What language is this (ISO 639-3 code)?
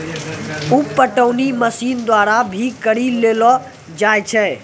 mai